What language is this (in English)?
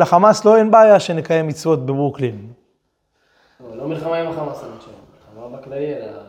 Hebrew